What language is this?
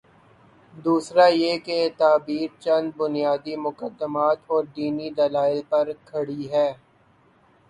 Urdu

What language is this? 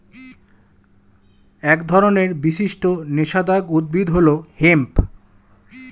Bangla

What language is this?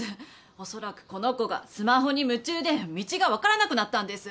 Japanese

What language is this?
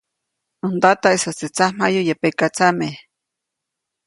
Copainalá Zoque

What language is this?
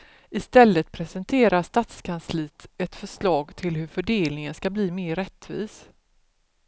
Swedish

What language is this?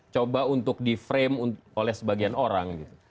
Indonesian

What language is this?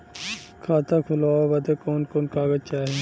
Bhojpuri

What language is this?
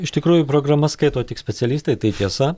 Lithuanian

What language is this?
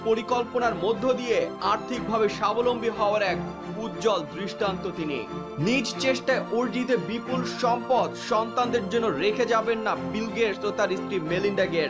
Bangla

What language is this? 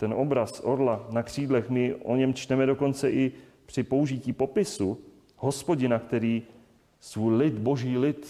Czech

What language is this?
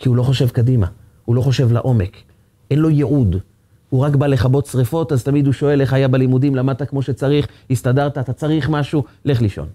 Hebrew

